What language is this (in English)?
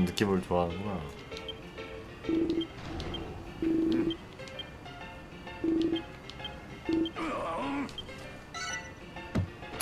Korean